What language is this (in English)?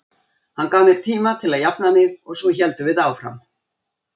Icelandic